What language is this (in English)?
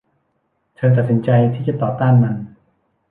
Thai